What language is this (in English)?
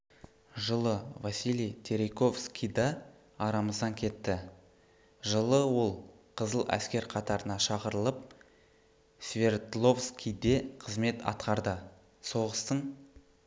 Kazakh